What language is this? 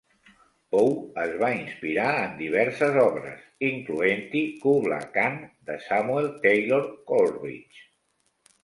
Catalan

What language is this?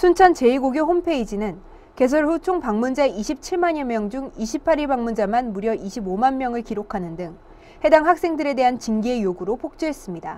Korean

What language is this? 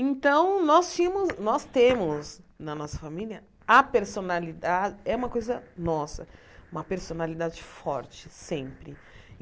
Portuguese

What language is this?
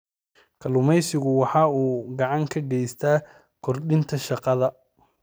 Somali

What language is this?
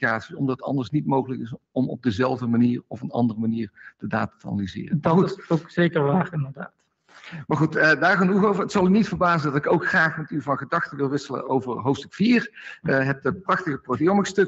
Dutch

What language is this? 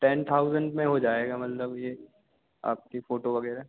Hindi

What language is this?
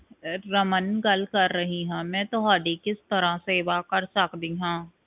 Punjabi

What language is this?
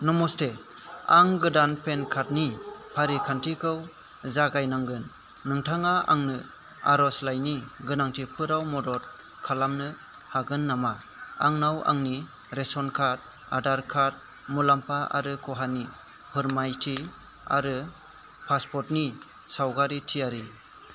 Bodo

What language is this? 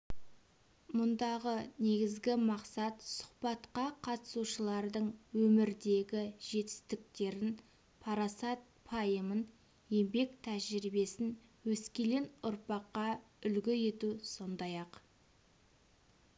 Kazakh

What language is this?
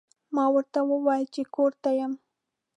Pashto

